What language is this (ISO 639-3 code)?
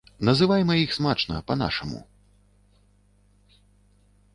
bel